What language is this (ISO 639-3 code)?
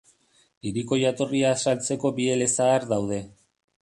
eus